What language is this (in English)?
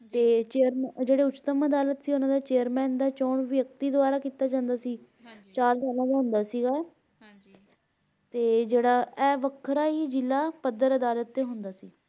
Punjabi